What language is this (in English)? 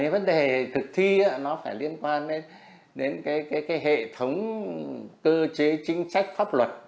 Vietnamese